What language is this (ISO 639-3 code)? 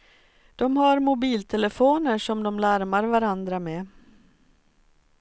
swe